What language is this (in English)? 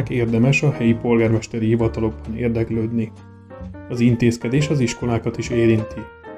Hungarian